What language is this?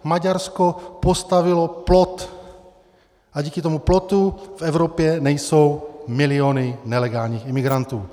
Czech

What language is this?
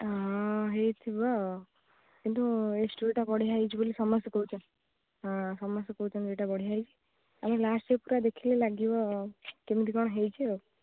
Odia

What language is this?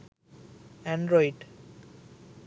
Sinhala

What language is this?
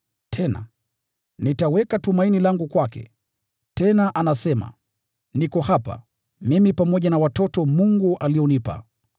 Swahili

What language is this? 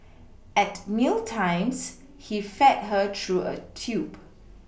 English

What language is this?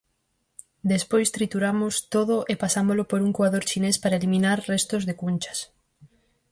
Galician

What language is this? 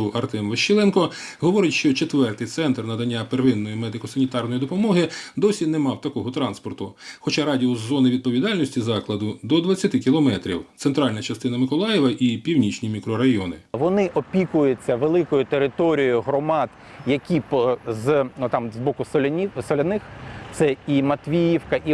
Ukrainian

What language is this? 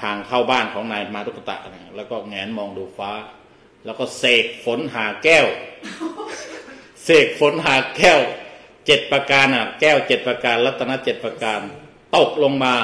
Thai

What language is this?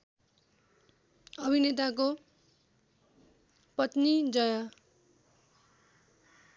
Nepali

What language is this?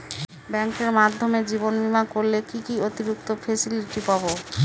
Bangla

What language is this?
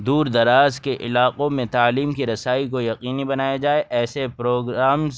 Urdu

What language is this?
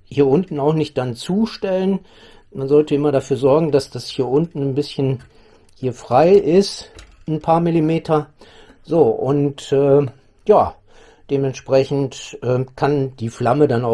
German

